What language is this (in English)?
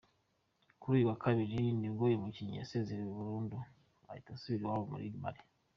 Kinyarwanda